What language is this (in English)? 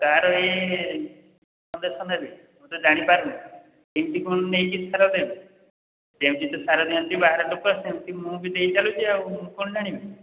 Odia